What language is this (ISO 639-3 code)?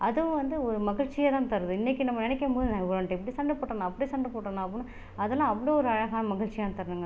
tam